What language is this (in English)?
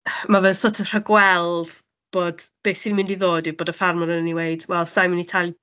Welsh